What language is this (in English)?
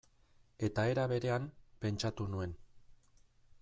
Basque